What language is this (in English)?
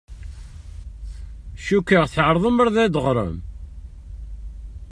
Kabyle